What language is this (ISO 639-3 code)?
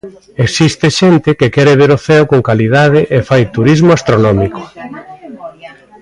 glg